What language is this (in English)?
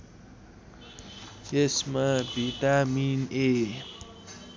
Nepali